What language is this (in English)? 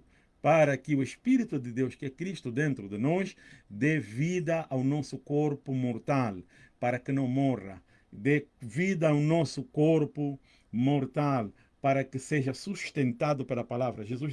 Portuguese